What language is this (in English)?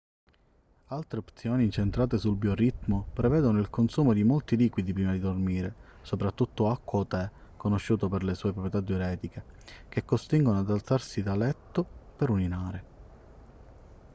Italian